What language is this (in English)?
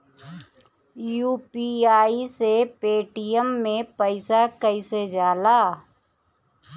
Bhojpuri